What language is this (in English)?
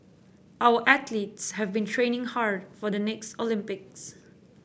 English